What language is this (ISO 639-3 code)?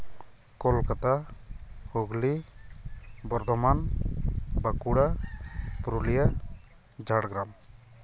sat